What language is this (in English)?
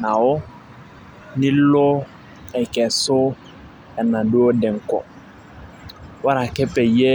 Masai